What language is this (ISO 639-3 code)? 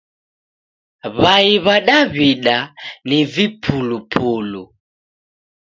dav